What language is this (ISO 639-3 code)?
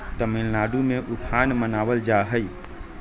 mag